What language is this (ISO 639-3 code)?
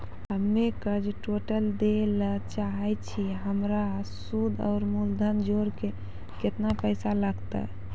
mai